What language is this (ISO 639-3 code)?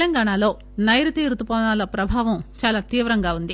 tel